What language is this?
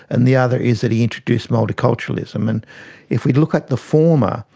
English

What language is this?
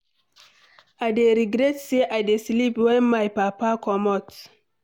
Nigerian Pidgin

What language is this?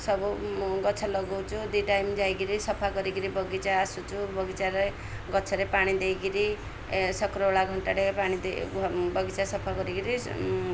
Odia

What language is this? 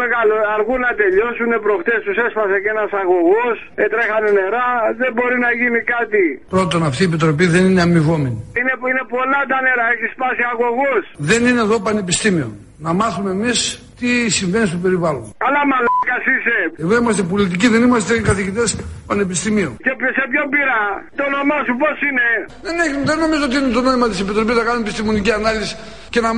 Greek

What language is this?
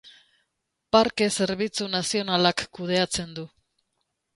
Basque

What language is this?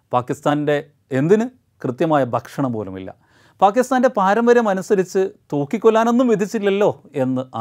Malayalam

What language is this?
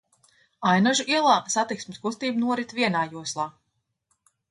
Latvian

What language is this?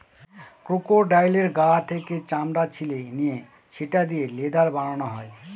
Bangla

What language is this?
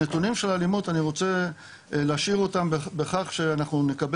Hebrew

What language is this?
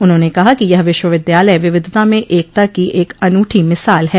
Hindi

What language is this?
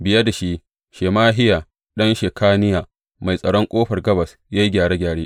Hausa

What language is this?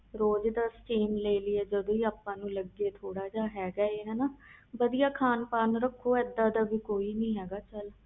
Punjabi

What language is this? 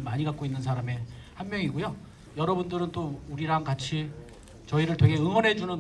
Korean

